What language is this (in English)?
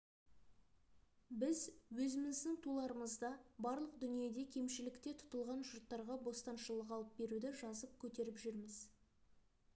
Kazakh